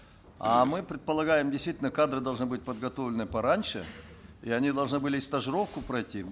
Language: Kazakh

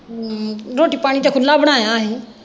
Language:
Punjabi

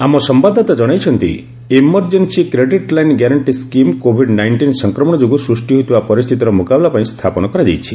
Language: Odia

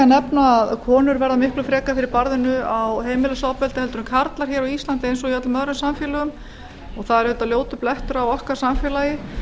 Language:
Icelandic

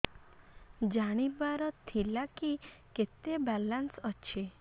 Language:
Odia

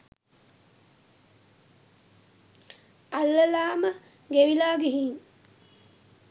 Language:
Sinhala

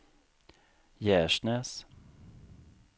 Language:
Swedish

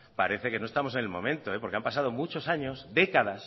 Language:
Spanish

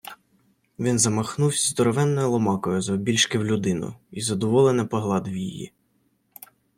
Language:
Ukrainian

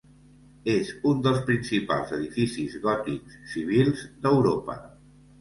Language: Catalan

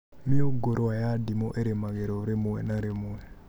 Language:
Kikuyu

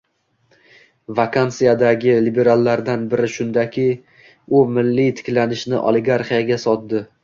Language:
Uzbek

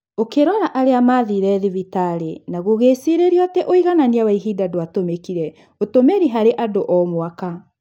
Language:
Kikuyu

